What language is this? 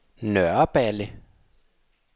Danish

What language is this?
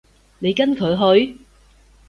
Cantonese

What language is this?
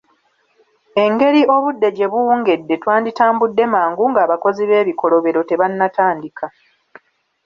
Ganda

